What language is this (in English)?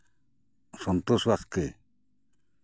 Santali